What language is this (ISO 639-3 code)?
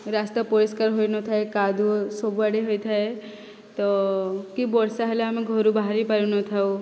ori